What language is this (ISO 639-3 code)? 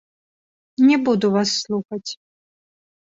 bel